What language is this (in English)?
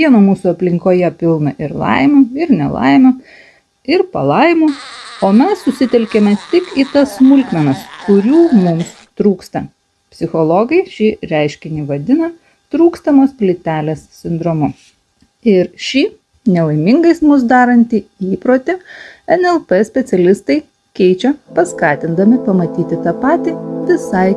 Lithuanian